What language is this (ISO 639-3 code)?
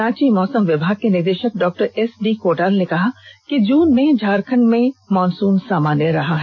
hin